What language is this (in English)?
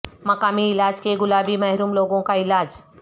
Urdu